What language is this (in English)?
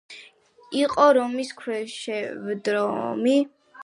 Georgian